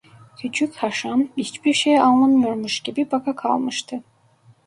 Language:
Turkish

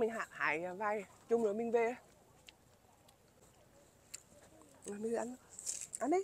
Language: Vietnamese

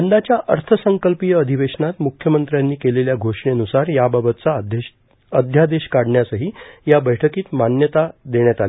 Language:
Marathi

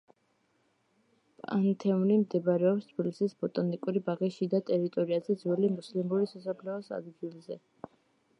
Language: Georgian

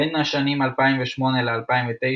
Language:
Hebrew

